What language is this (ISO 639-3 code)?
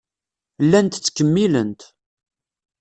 kab